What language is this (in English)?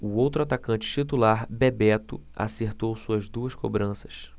Portuguese